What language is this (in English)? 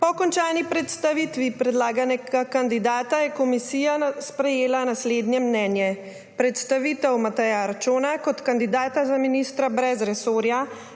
Slovenian